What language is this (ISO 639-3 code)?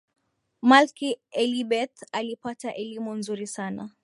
swa